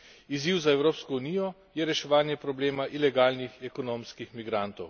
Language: Slovenian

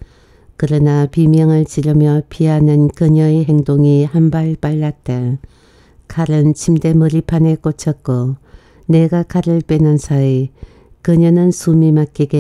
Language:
Korean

